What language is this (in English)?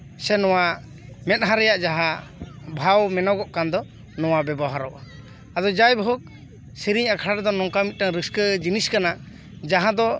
Santali